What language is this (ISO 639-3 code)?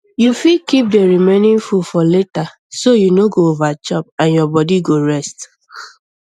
pcm